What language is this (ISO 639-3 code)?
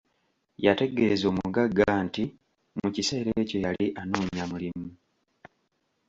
lug